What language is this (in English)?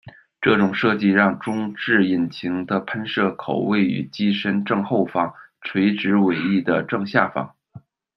Chinese